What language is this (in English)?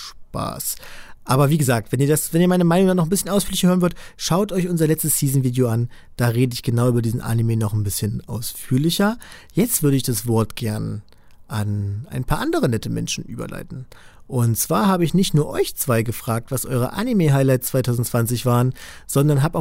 German